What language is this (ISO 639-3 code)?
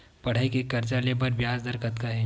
hne